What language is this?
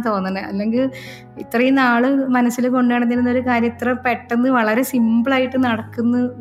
Malayalam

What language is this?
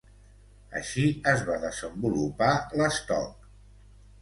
Catalan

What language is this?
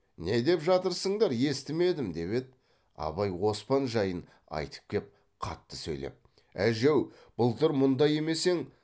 Kazakh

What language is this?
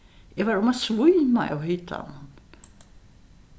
Faroese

